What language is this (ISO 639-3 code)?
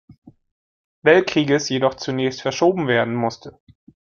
deu